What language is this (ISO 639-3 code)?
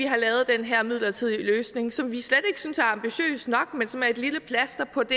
dan